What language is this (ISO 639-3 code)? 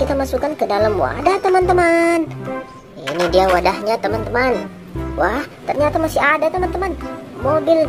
ind